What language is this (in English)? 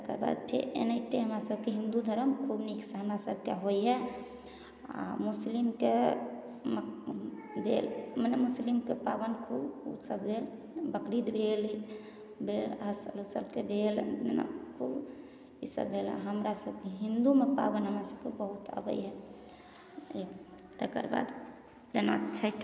Maithili